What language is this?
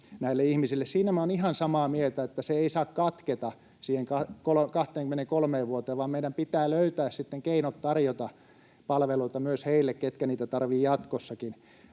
Finnish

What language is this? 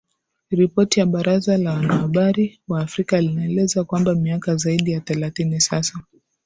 Swahili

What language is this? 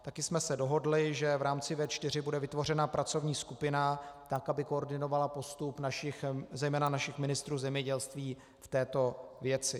Czech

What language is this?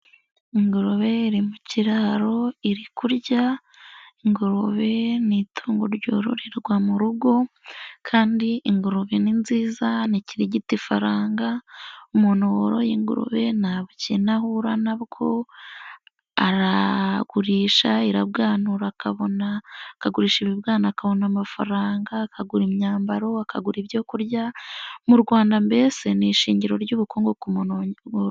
Kinyarwanda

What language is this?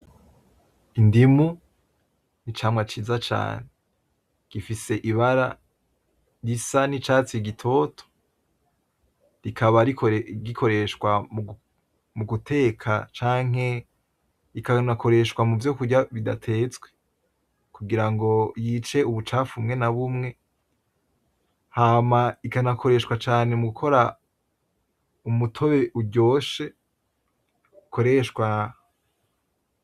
Rundi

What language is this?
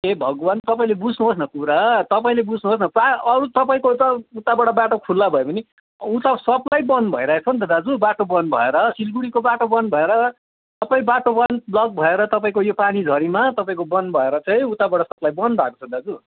Nepali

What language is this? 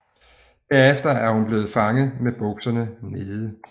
Danish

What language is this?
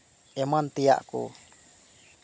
Santali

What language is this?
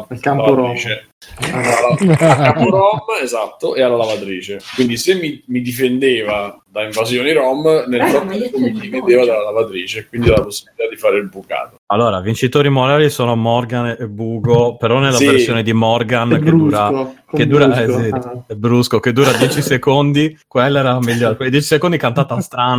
Italian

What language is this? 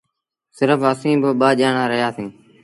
Sindhi Bhil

